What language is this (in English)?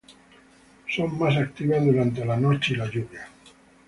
Spanish